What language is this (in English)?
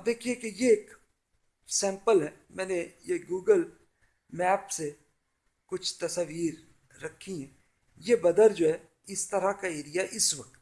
Urdu